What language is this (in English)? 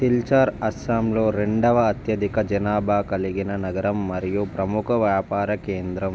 Telugu